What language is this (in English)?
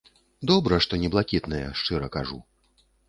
Belarusian